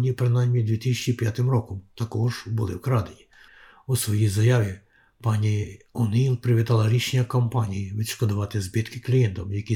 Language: Ukrainian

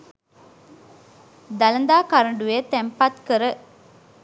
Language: Sinhala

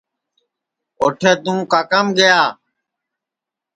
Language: Sansi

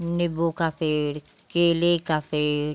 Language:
Hindi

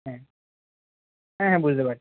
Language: Bangla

